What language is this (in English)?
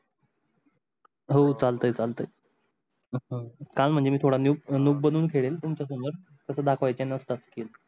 Marathi